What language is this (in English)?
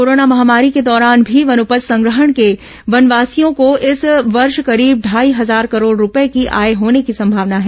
Hindi